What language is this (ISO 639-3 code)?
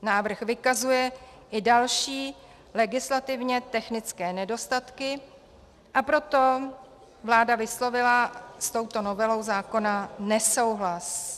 ces